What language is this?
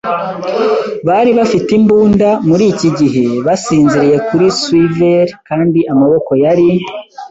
Kinyarwanda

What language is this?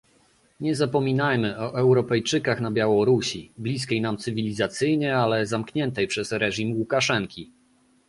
Polish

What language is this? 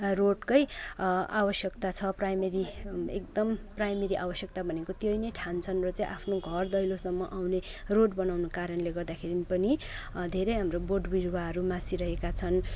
Nepali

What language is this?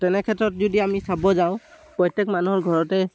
Assamese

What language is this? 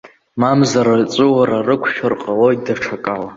Abkhazian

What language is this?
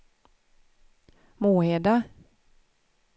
Swedish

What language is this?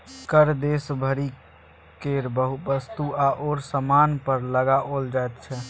Maithili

